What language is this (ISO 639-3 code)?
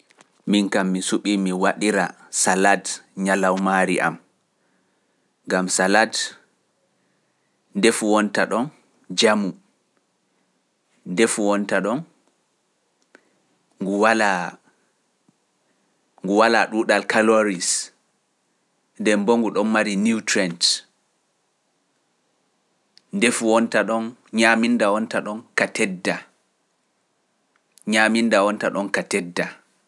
fuf